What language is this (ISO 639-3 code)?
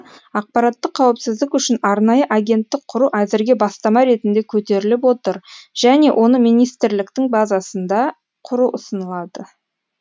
kaz